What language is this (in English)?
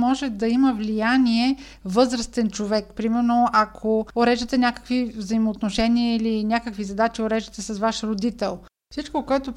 Bulgarian